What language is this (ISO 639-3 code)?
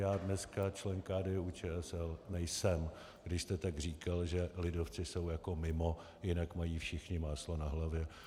ces